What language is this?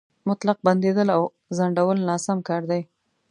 Pashto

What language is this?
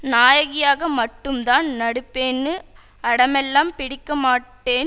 Tamil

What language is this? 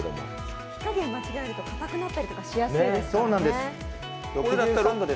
Japanese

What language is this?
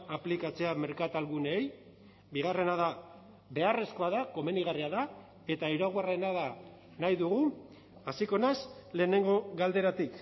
Basque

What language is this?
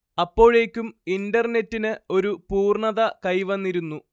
Malayalam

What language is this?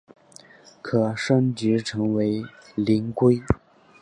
Chinese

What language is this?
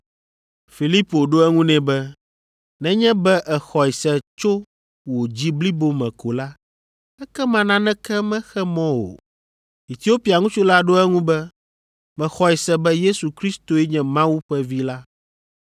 Ewe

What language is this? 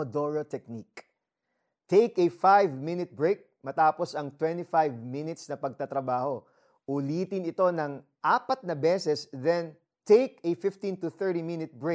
Filipino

